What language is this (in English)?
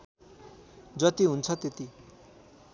Nepali